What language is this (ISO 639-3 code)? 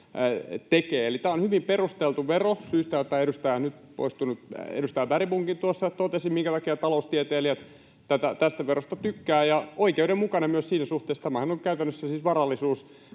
fin